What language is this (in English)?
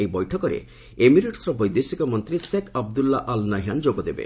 Odia